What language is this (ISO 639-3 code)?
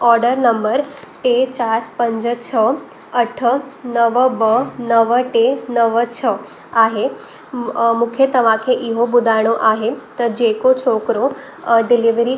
snd